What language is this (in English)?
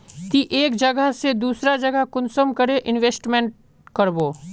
Magahi